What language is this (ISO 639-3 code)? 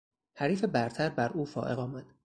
fas